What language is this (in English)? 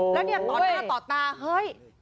Thai